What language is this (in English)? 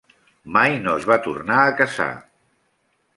Catalan